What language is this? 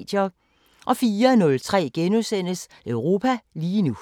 Danish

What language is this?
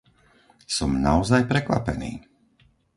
Slovak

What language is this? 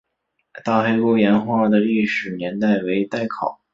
Chinese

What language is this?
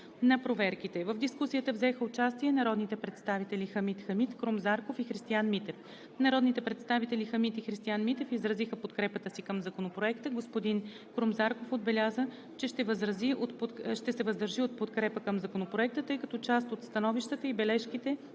Bulgarian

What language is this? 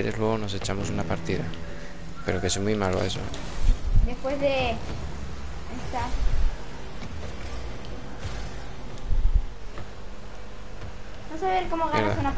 Spanish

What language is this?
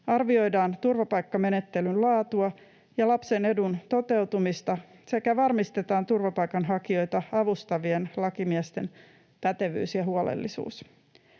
Finnish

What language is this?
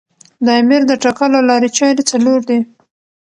Pashto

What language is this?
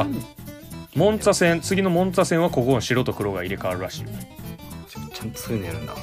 Japanese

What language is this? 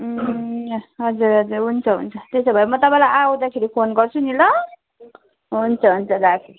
Nepali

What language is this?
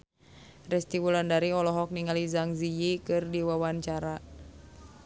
Sundanese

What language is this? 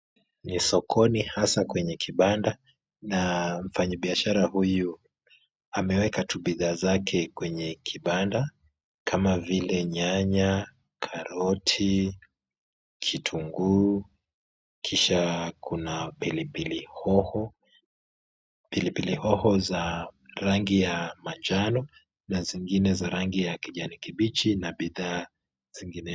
Swahili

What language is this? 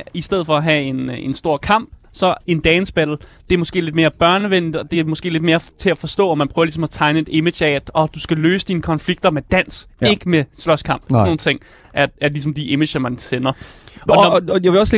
Danish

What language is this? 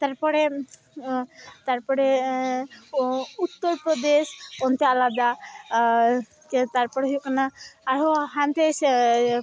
Santali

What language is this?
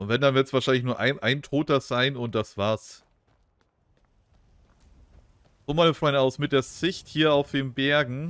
German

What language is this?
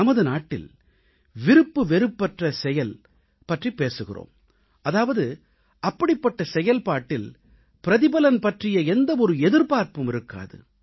Tamil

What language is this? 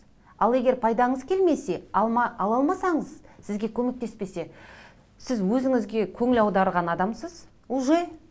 Kazakh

